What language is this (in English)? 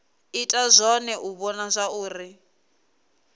Venda